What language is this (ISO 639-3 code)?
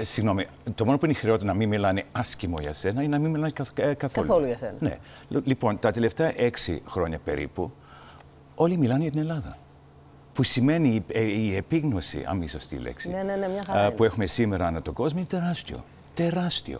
ell